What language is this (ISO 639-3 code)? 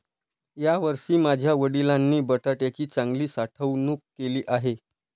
mar